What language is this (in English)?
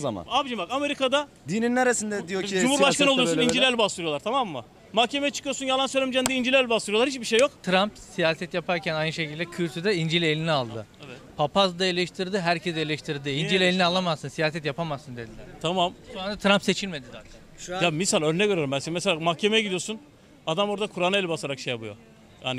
Turkish